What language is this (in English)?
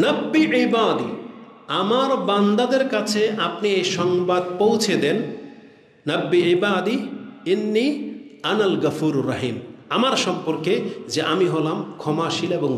Indonesian